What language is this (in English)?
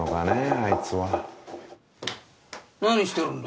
Japanese